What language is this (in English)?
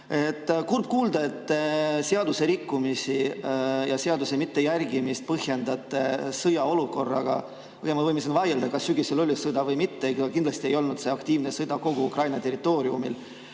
Estonian